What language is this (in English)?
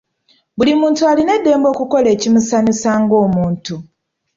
Ganda